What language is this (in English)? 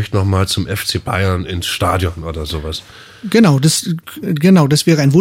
German